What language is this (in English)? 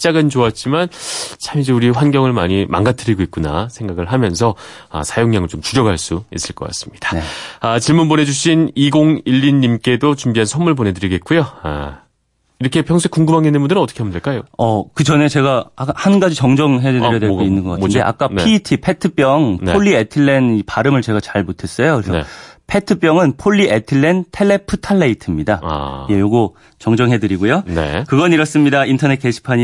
Korean